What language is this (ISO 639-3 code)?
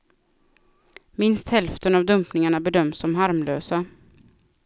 swe